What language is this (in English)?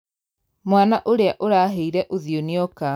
Kikuyu